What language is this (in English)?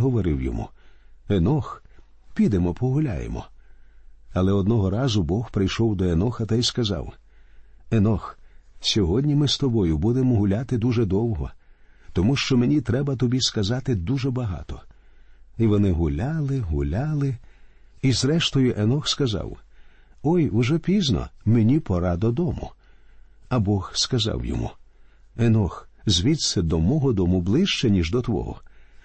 Ukrainian